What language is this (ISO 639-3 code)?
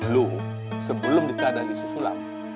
ind